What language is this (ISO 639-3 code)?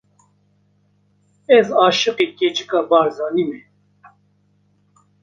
kur